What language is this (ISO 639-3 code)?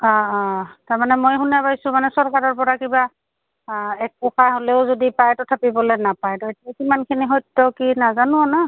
asm